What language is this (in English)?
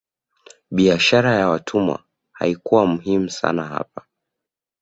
Swahili